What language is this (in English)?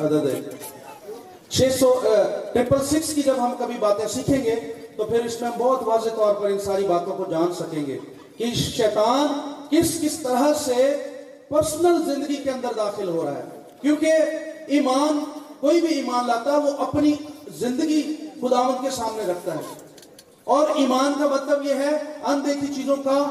Urdu